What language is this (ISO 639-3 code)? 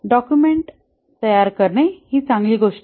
mar